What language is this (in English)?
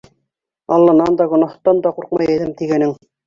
Bashkir